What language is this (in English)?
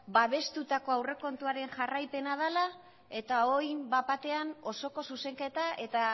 Basque